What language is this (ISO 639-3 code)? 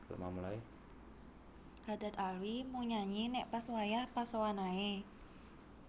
jav